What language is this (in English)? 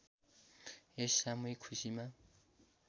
Nepali